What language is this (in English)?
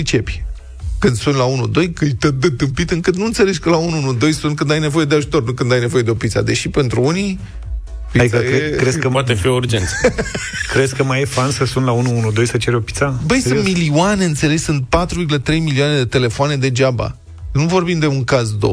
Romanian